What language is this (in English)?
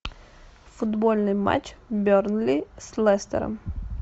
Russian